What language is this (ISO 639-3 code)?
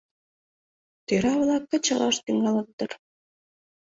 chm